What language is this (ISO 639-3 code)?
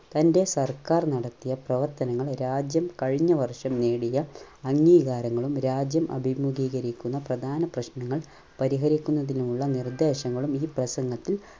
mal